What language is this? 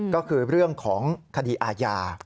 Thai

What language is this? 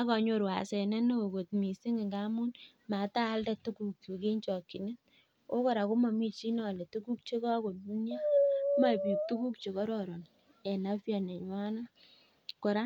Kalenjin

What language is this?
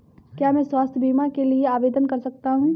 Hindi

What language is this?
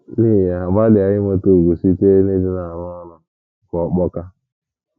Igbo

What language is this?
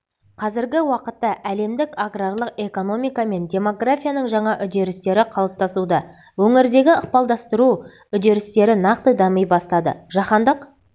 Kazakh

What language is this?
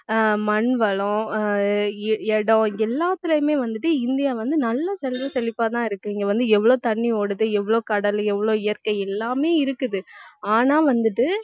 Tamil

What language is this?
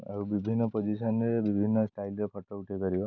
Odia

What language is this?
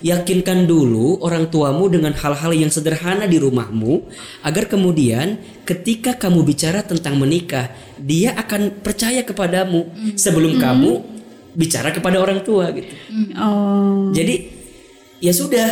Indonesian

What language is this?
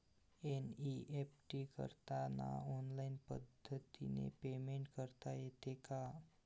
Marathi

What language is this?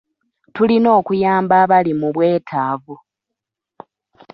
Ganda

